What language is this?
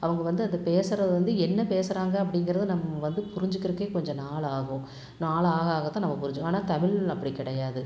Tamil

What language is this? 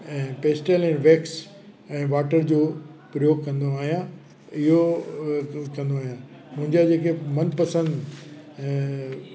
Sindhi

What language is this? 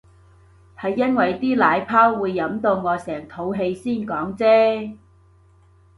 Cantonese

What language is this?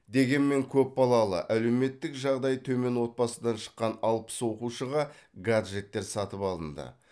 Kazakh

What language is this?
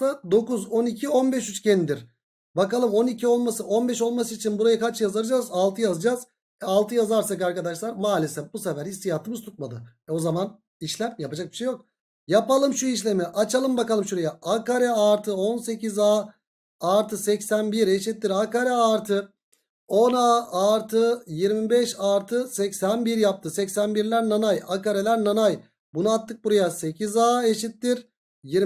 Turkish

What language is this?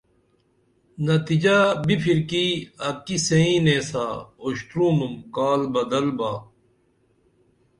Dameli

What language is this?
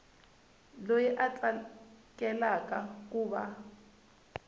Tsonga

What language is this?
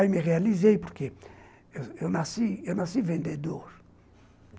Portuguese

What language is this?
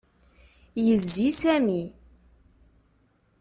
Kabyle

